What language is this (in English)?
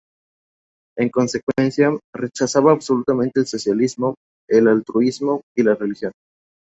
Spanish